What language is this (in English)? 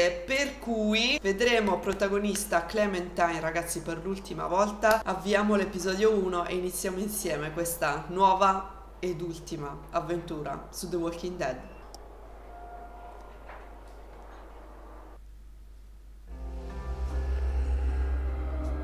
Italian